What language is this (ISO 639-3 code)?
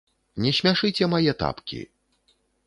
bel